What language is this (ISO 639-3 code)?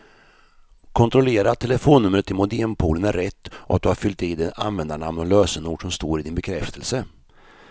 swe